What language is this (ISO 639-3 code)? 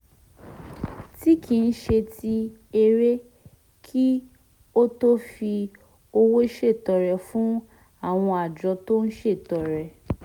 yor